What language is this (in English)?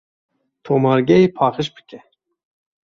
Kurdish